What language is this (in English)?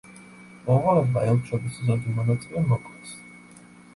Georgian